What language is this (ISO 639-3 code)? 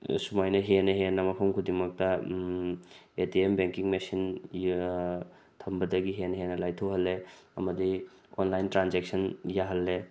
mni